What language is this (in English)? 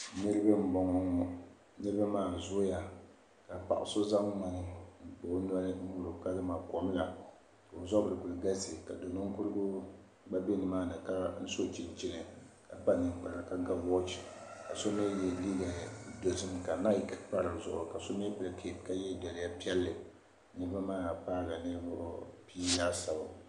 Dagbani